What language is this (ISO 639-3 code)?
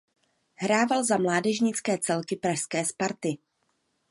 ces